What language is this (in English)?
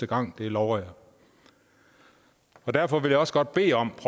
Danish